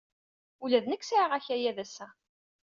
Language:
Kabyle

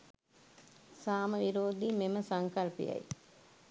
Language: Sinhala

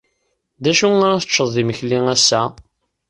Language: Kabyle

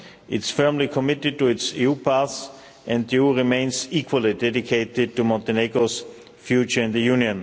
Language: English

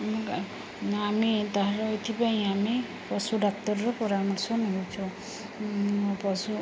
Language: Odia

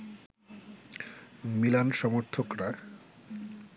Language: Bangla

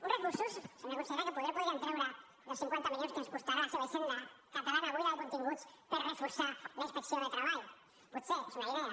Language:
Catalan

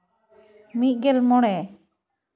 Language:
Santali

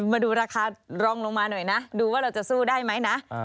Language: Thai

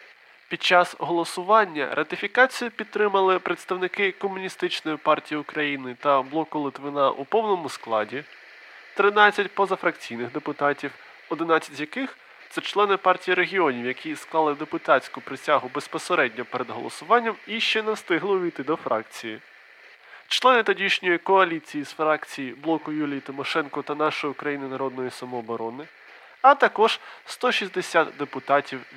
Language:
Ukrainian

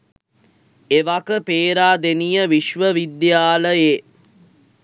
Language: Sinhala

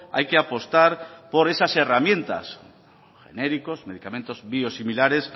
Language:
Spanish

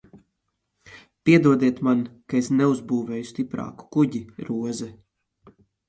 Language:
Latvian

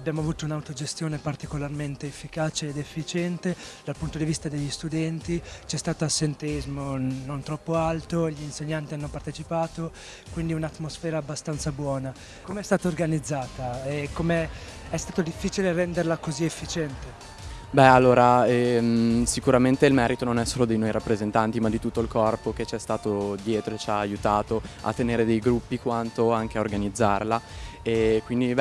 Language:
Italian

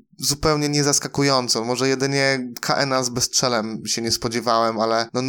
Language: Polish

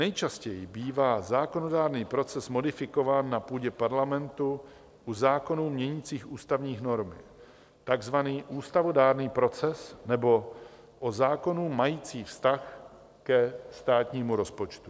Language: Czech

